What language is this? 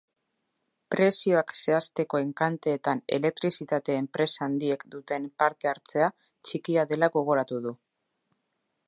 Basque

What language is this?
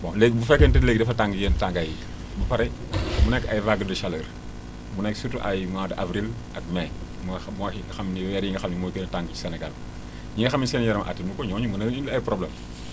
Wolof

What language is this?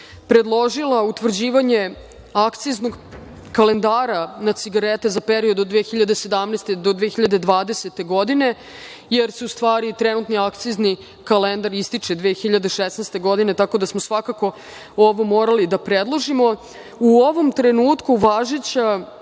Serbian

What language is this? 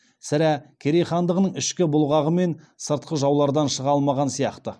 Kazakh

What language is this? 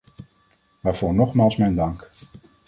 Dutch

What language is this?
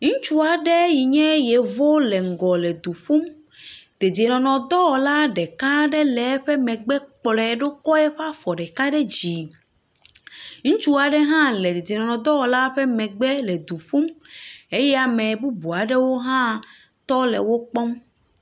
Ewe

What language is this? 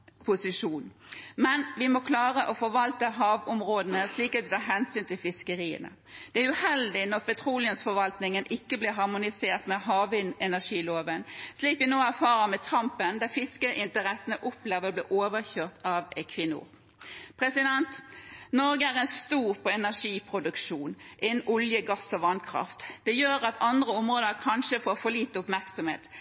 Norwegian Bokmål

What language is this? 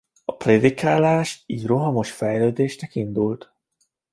Hungarian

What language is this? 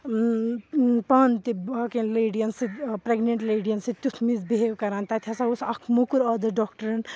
Kashmiri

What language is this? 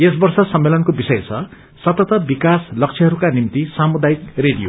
Nepali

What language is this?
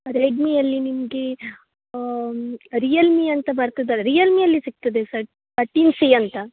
Kannada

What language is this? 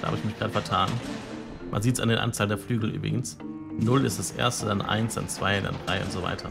German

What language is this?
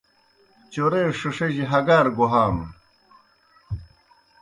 Kohistani Shina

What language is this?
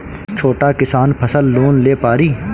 Bhojpuri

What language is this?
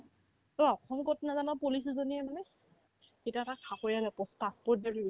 Assamese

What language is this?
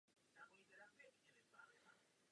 Czech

